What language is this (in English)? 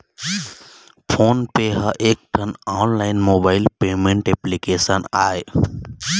Chhattisgarhi